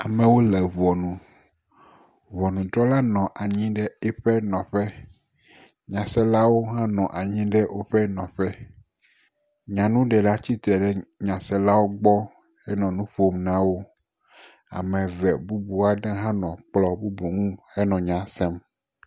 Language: Ewe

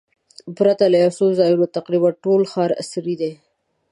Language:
Pashto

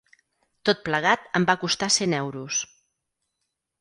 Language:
Catalan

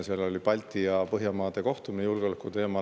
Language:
Estonian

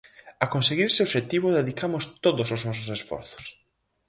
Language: Galician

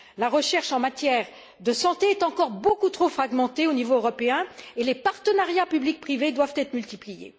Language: French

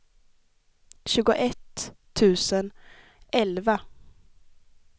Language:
Swedish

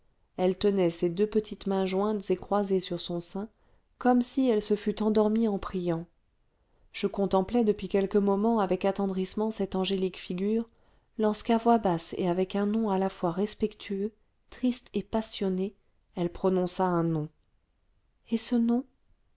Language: French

